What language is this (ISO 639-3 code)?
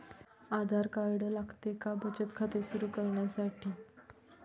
mar